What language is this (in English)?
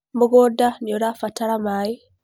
Kikuyu